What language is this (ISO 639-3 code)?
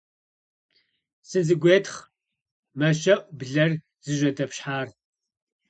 kbd